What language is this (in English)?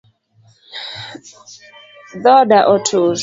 Luo (Kenya and Tanzania)